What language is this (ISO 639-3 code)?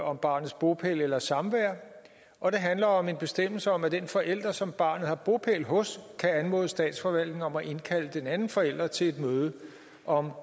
dan